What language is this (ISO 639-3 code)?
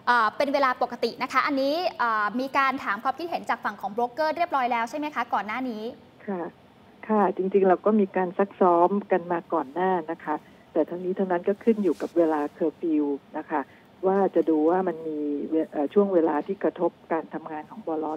tha